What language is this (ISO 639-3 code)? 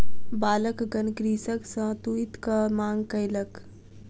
mai